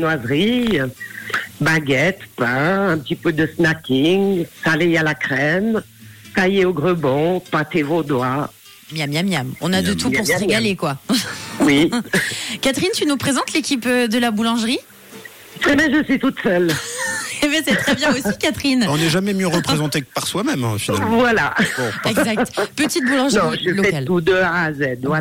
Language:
French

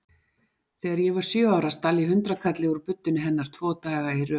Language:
Icelandic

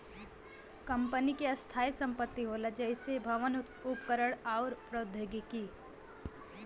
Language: Bhojpuri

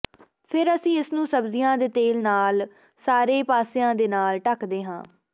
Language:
Punjabi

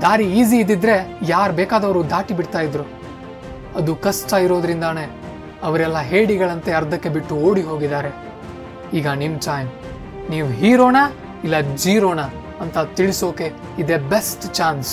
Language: Kannada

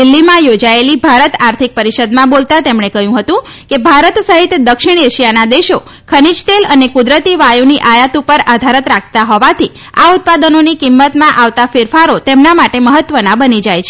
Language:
Gujarati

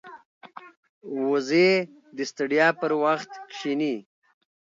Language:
Pashto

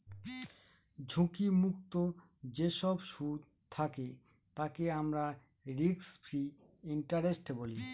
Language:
Bangla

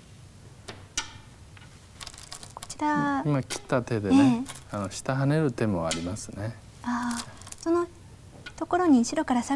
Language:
Japanese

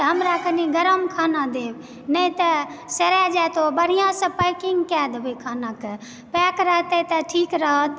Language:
Maithili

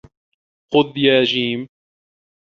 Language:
Arabic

